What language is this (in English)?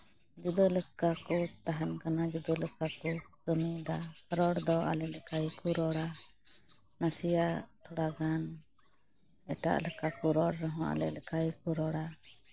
Santali